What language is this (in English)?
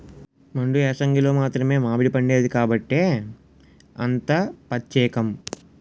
Telugu